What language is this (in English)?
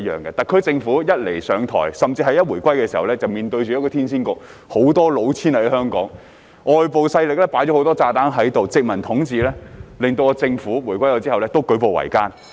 Cantonese